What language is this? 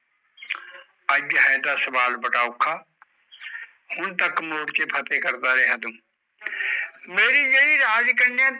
Punjabi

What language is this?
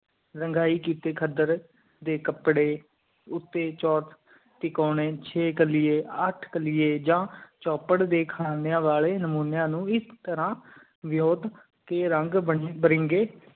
Punjabi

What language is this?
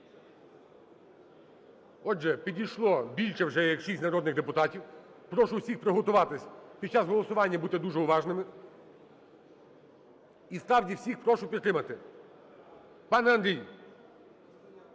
Ukrainian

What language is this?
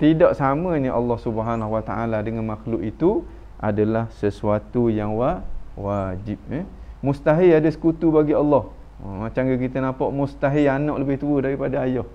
Malay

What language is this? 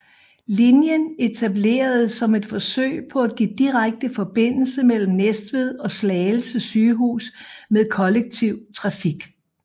Danish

